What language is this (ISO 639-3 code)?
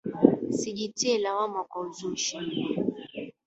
swa